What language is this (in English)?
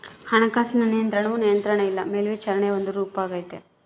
Kannada